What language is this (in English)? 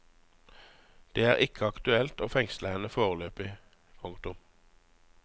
Norwegian